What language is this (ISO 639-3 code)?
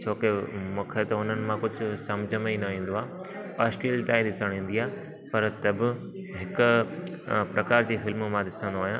snd